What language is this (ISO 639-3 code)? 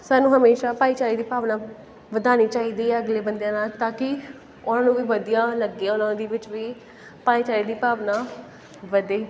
pan